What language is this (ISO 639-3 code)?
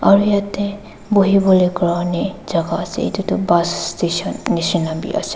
nag